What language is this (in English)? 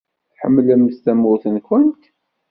Kabyle